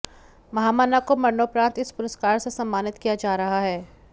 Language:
Hindi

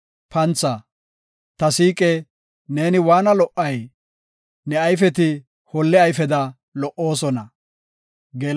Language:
Gofa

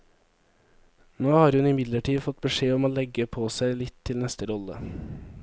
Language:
Norwegian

